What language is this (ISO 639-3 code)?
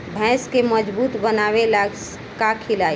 bho